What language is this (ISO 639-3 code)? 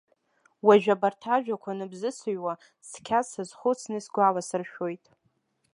abk